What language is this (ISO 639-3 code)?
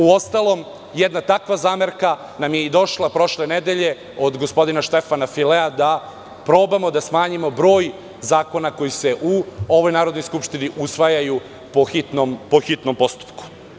srp